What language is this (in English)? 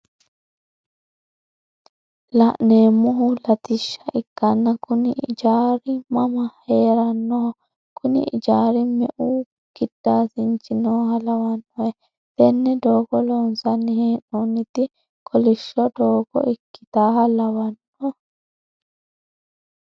Sidamo